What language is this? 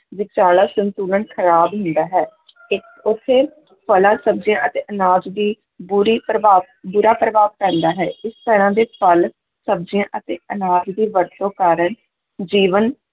Punjabi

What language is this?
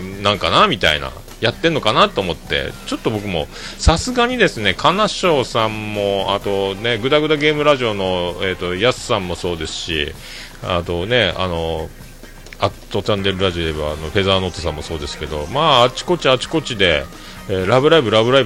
Japanese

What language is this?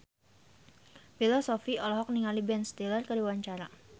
Sundanese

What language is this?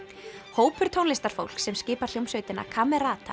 Icelandic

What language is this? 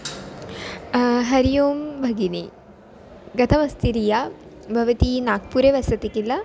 Sanskrit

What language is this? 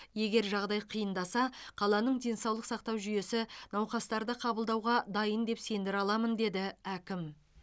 Kazakh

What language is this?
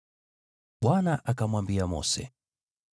Swahili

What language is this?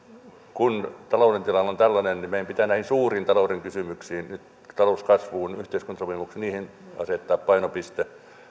Finnish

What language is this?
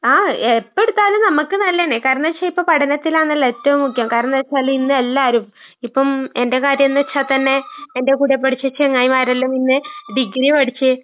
Malayalam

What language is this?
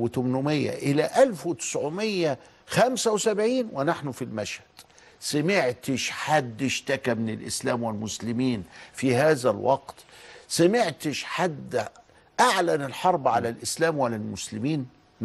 Arabic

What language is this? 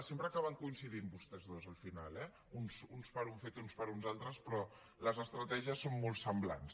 Catalan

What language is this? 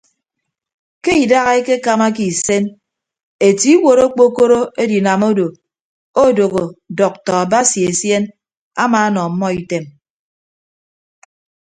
Ibibio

